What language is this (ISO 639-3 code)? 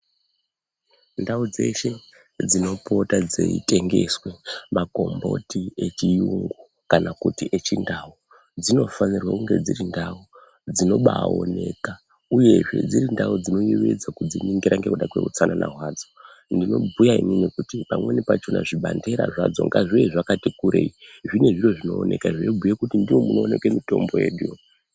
ndc